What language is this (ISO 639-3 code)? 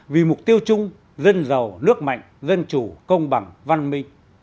vie